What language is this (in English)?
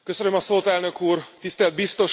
Hungarian